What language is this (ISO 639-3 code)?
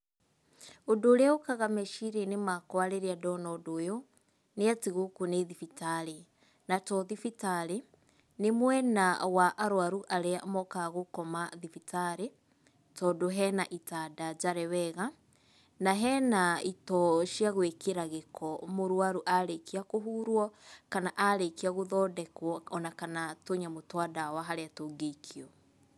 kik